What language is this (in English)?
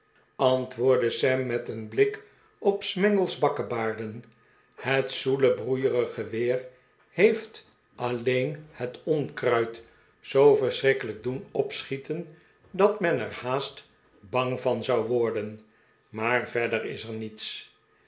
Dutch